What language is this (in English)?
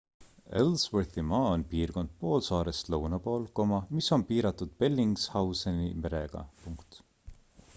Estonian